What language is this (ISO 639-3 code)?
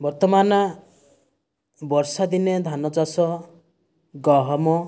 ori